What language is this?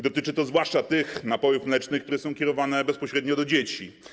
Polish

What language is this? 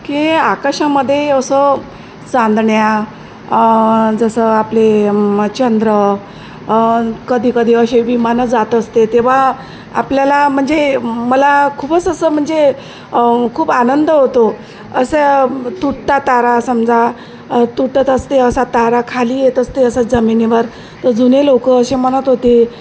Marathi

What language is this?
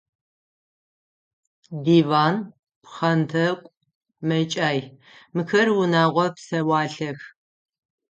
Adyghe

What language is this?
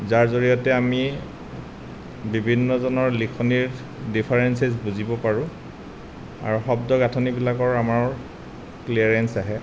Assamese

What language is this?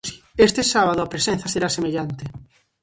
Galician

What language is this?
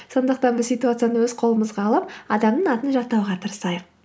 Kazakh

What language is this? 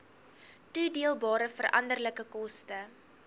Afrikaans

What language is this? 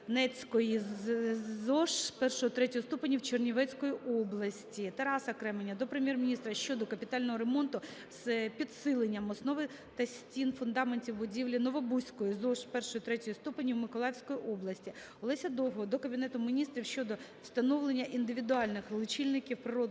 Ukrainian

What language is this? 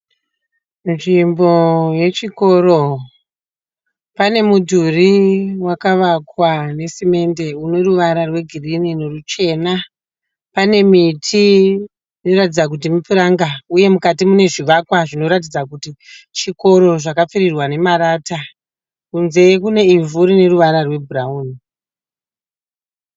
Shona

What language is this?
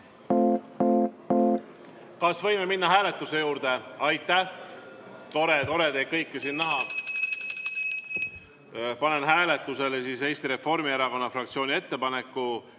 Estonian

